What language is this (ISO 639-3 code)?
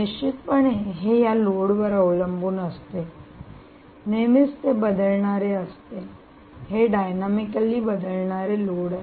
mar